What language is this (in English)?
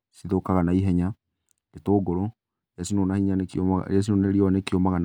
Kikuyu